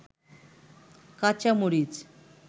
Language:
Bangla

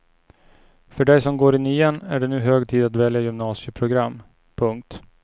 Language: Swedish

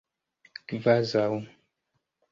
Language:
Esperanto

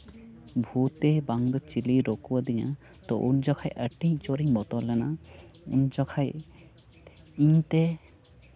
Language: Santali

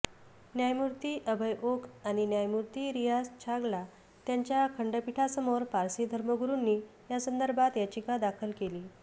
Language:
Marathi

